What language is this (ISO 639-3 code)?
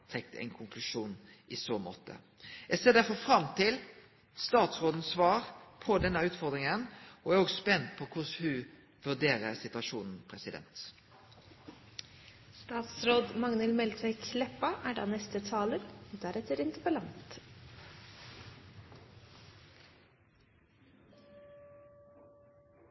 nno